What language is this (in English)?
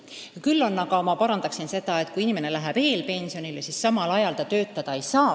Estonian